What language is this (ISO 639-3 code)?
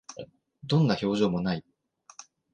jpn